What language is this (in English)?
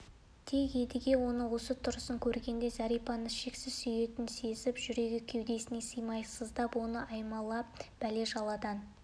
Kazakh